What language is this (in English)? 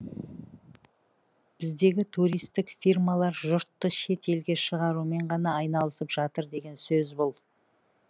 Kazakh